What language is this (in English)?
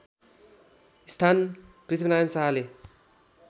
Nepali